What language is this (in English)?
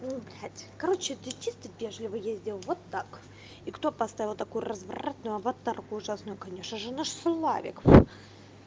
Russian